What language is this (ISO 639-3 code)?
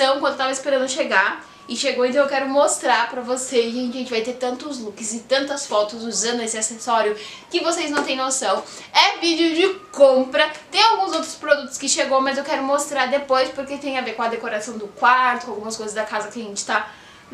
por